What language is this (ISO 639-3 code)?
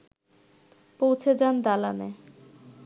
ben